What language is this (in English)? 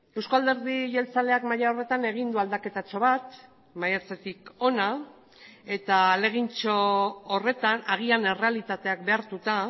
Basque